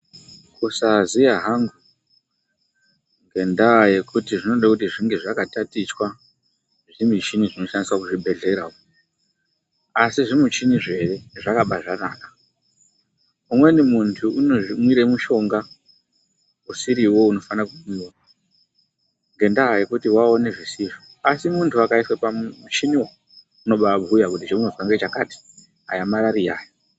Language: Ndau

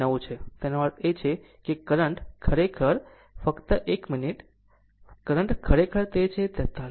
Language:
Gujarati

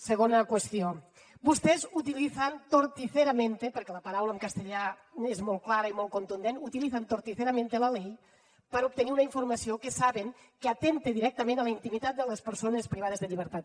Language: Catalan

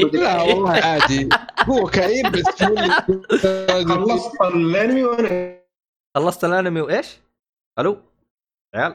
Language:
Arabic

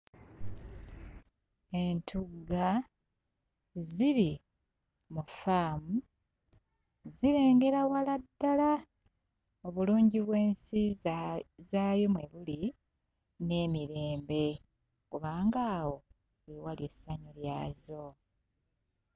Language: Ganda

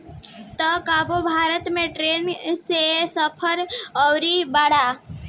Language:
Bhojpuri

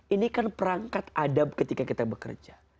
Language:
Indonesian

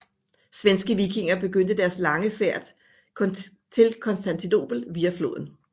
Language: Danish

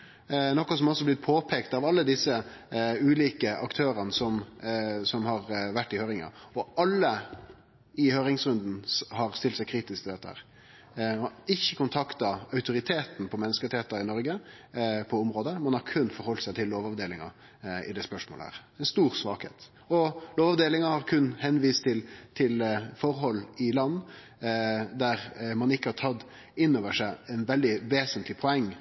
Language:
Norwegian Nynorsk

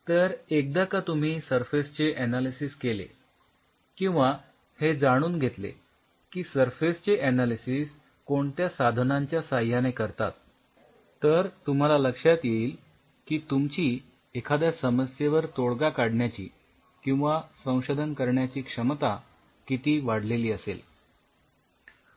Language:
Marathi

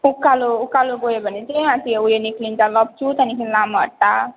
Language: Nepali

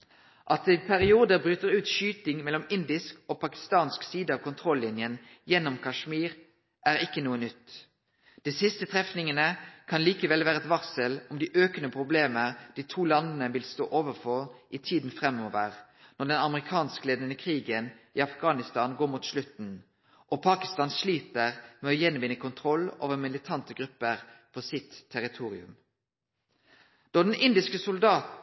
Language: Norwegian Nynorsk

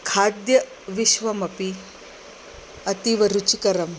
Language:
Sanskrit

